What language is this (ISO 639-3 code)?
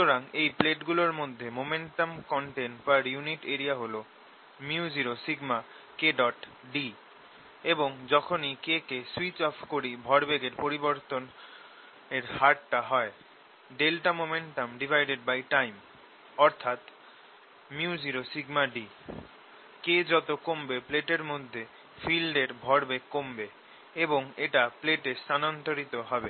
ben